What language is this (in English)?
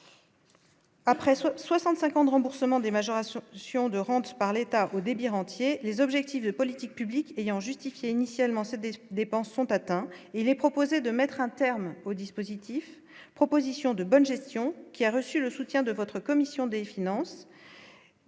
French